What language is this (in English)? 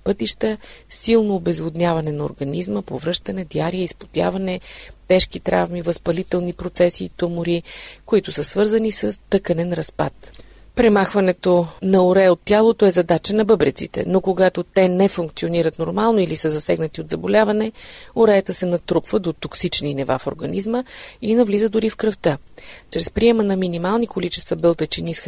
Bulgarian